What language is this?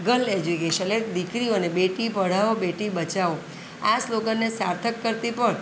Gujarati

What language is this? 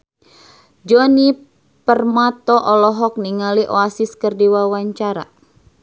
Sundanese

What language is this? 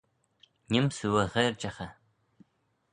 Manx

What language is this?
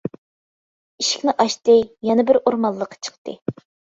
Uyghur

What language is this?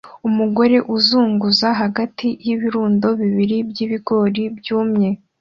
Kinyarwanda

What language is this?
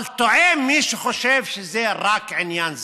Hebrew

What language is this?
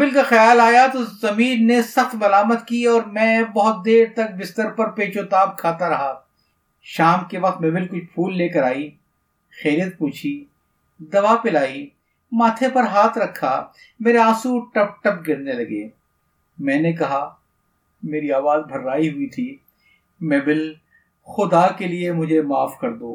Urdu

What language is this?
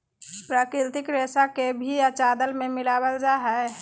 Magahi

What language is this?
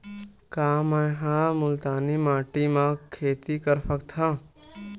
Chhattisgarhi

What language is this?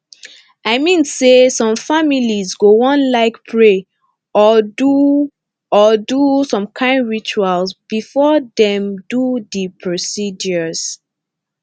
Nigerian Pidgin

